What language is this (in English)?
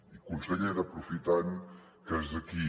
Catalan